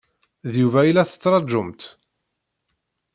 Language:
Kabyle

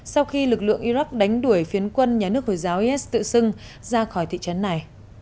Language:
Vietnamese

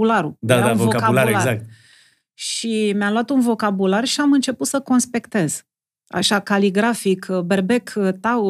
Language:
Romanian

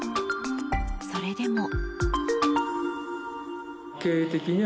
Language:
Japanese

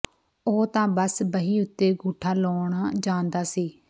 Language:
Punjabi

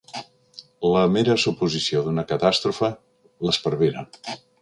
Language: Catalan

